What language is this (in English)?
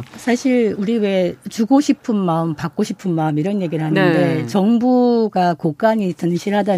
Korean